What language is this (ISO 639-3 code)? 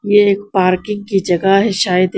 hin